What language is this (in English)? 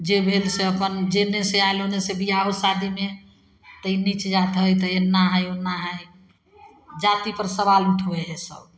Maithili